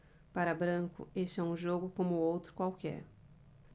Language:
Portuguese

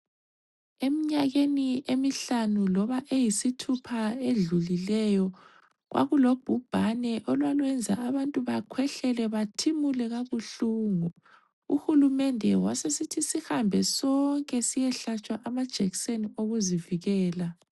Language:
North Ndebele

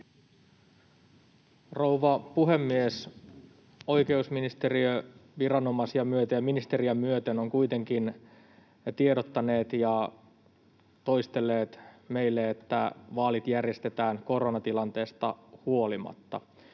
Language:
Finnish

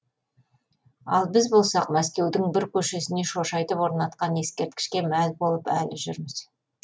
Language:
Kazakh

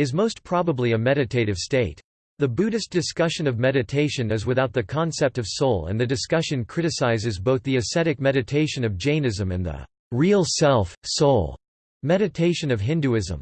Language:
English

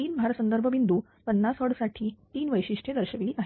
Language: Marathi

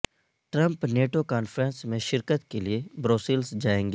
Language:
Urdu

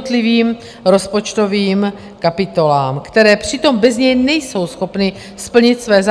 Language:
Czech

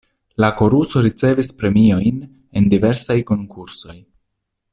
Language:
Esperanto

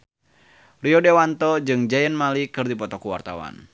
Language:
Sundanese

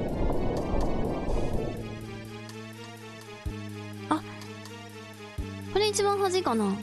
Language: Japanese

